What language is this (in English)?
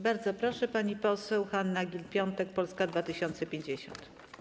Polish